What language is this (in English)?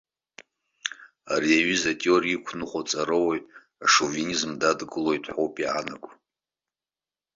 Abkhazian